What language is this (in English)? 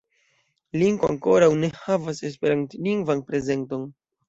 Esperanto